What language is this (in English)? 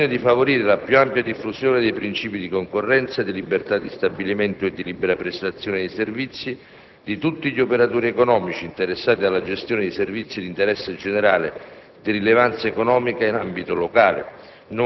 Italian